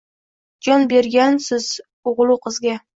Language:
Uzbek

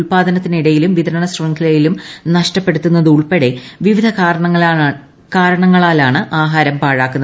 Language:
Malayalam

